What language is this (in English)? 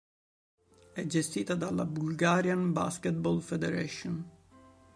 Italian